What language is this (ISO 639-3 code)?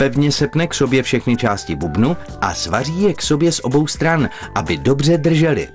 ces